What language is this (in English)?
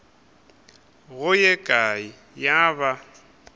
Northern Sotho